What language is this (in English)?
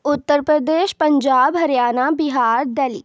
Urdu